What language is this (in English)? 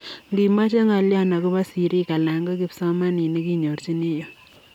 Kalenjin